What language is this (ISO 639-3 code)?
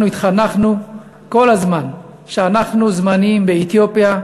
heb